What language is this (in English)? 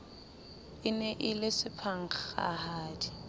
Southern Sotho